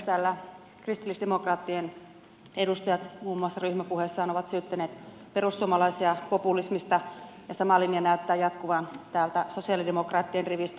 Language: Finnish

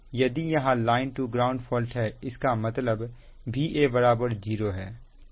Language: Hindi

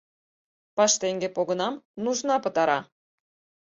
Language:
Mari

